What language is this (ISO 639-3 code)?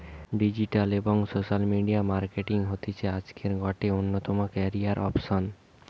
ben